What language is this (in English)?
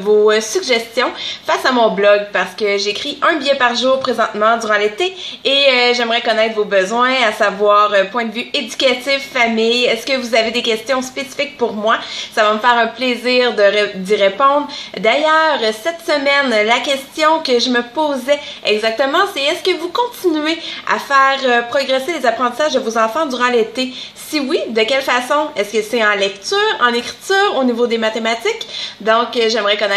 French